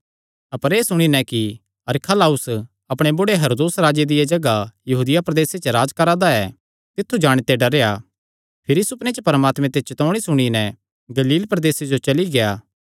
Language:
Kangri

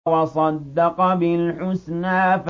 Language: Arabic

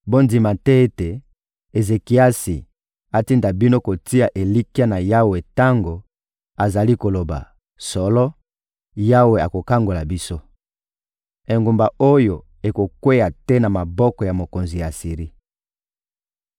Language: Lingala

